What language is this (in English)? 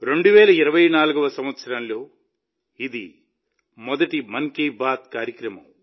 Telugu